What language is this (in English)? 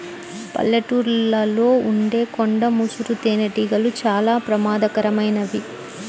Telugu